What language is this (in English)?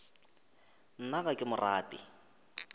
Northern Sotho